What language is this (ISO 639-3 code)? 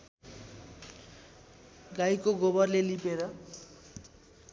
nep